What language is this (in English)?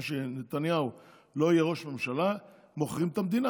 Hebrew